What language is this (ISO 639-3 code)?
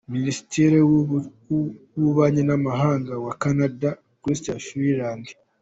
kin